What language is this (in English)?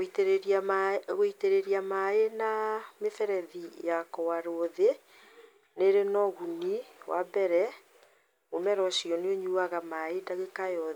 Kikuyu